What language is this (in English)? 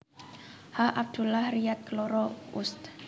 Javanese